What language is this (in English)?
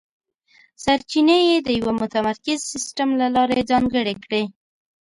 Pashto